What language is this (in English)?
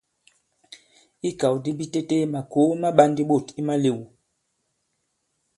Bankon